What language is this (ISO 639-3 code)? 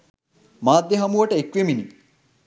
sin